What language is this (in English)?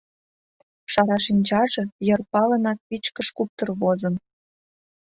Mari